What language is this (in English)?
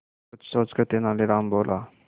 Hindi